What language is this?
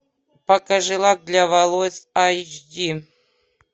Russian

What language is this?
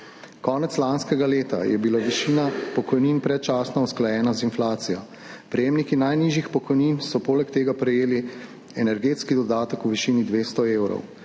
Slovenian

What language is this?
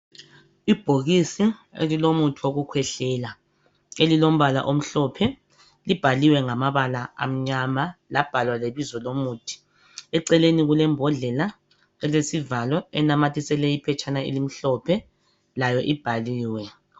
North Ndebele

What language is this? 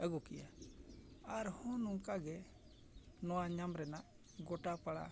Santali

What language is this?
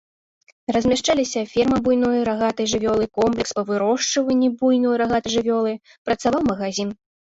Belarusian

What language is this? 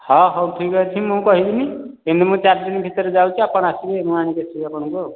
Odia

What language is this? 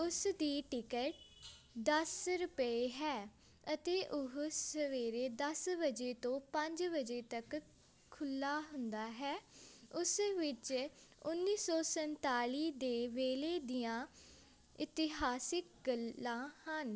Punjabi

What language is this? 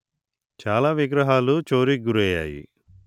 Telugu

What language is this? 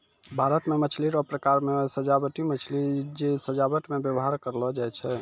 Maithili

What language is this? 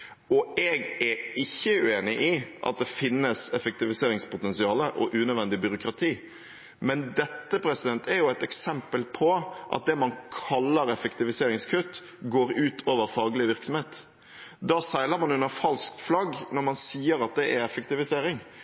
Norwegian Bokmål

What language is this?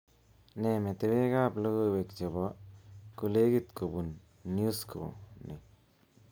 Kalenjin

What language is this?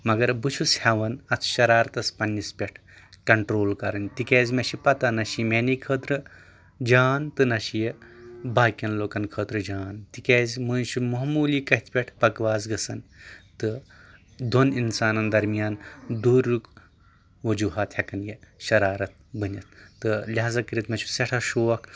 Kashmiri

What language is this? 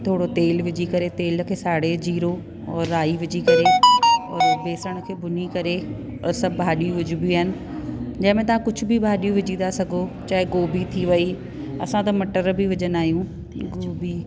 Sindhi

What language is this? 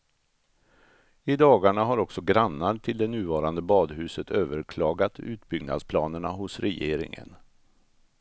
Swedish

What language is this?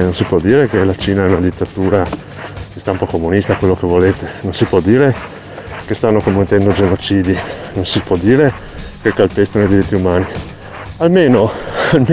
Italian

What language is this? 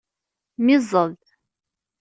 Kabyle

